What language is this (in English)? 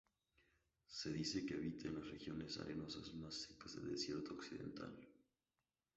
Spanish